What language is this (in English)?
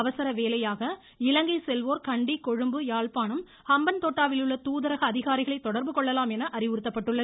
Tamil